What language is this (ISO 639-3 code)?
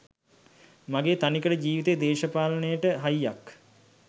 sin